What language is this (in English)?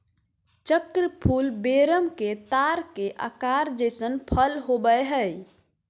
Magahi